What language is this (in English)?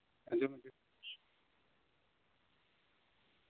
Santali